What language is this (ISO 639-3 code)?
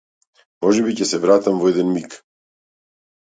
mkd